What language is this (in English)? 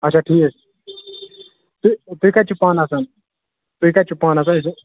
Kashmiri